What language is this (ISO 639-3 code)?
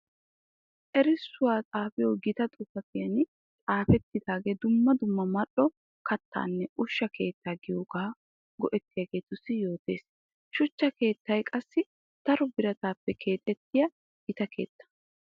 wal